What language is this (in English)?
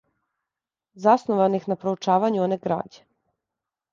Serbian